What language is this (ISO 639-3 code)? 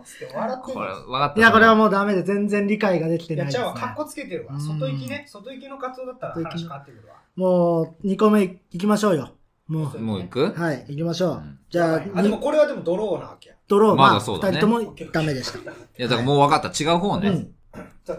jpn